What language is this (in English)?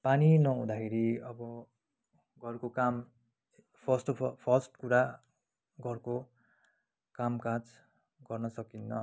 Nepali